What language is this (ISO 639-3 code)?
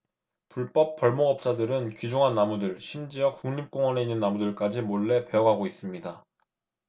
kor